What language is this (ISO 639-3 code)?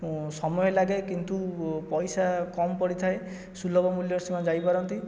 ori